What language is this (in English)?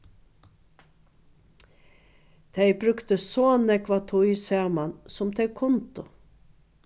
Faroese